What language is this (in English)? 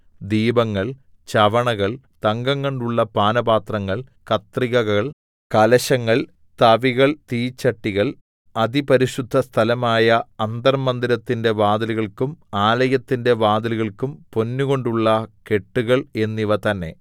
Malayalam